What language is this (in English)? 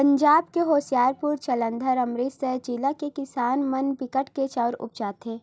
Chhattisgarhi